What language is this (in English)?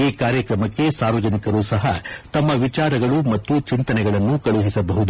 Kannada